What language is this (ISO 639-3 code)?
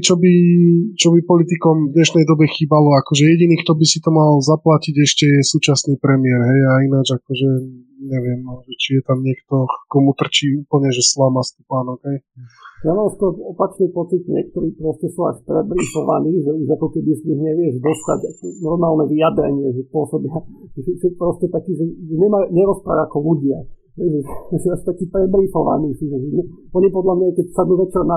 slk